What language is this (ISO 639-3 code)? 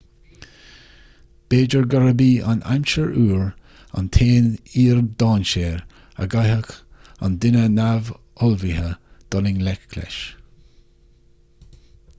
gle